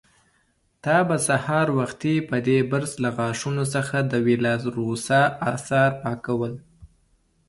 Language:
Pashto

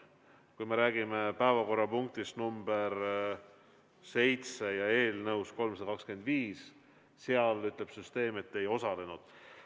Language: Estonian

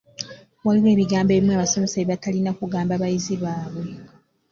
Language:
Ganda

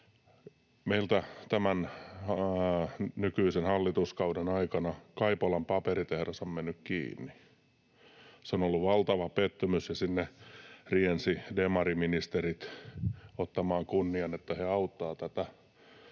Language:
Finnish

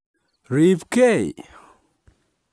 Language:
Kalenjin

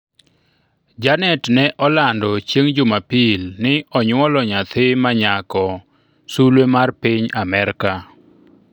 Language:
Luo (Kenya and Tanzania)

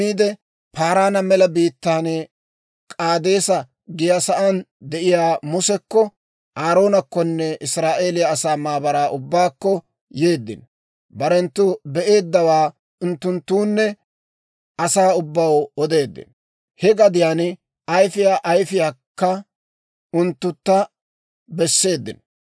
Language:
Dawro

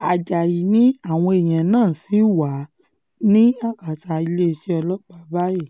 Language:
Yoruba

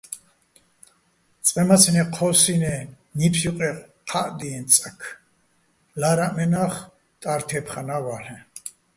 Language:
Bats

